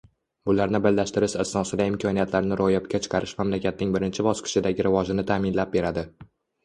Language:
Uzbek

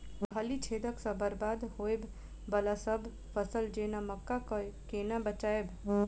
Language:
Maithili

